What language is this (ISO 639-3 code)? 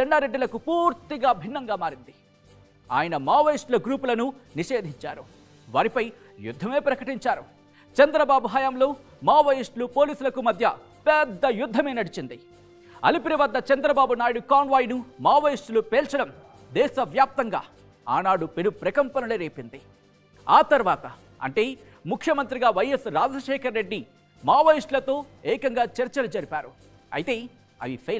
tel